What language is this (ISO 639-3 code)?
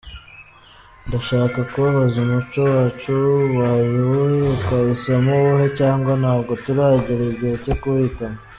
kin